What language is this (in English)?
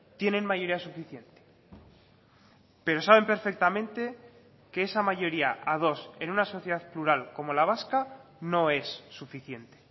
Spanish